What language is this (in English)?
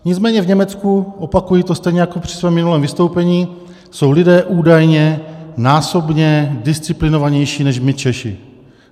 Czech